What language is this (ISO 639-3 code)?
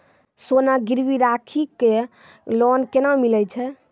mai